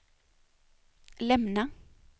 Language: Swedish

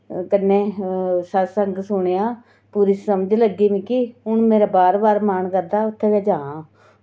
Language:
Dogri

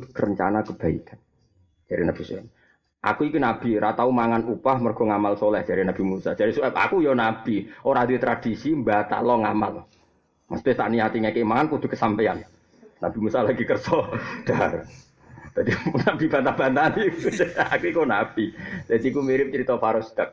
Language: Malay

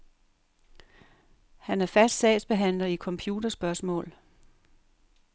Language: Danish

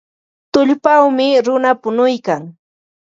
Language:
Ambo-Pasco Quechua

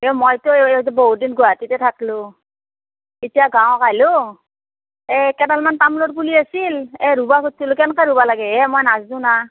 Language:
Assamese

